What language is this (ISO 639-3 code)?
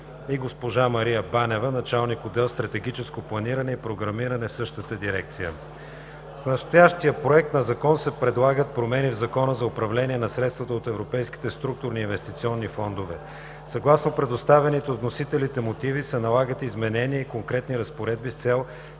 bul